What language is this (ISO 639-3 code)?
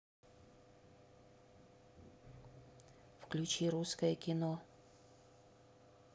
rus